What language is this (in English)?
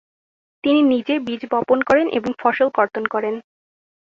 Bangla